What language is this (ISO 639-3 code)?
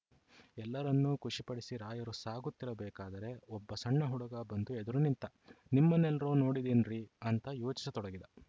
kan